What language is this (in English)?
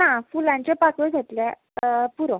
Konkani